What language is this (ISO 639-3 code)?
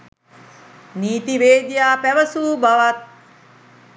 sin